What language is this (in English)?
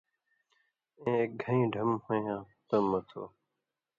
Indus Kohistani